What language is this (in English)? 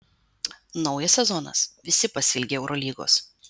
Lithuanian